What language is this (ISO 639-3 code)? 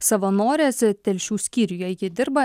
lit